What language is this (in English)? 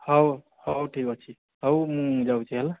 Odia